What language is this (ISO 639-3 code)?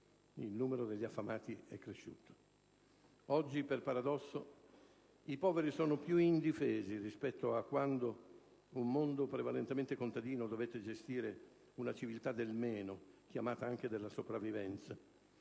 ita